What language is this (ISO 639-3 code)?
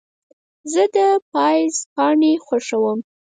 pus